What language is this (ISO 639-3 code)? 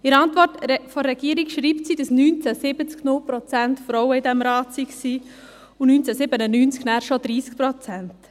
gsw